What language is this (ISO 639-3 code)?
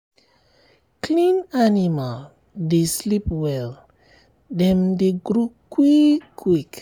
pcm